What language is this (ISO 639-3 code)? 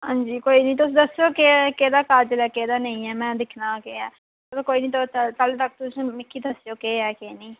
doi